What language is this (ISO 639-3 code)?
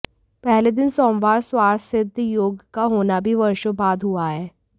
hin